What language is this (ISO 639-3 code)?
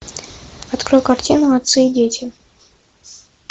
rus